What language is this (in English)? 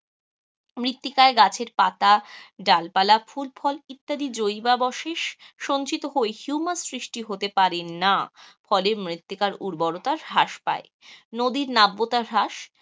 Bangla